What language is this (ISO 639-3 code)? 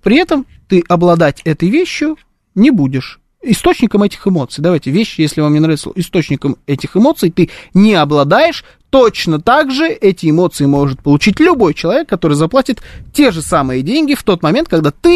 rus